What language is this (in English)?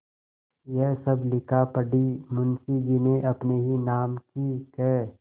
Hindi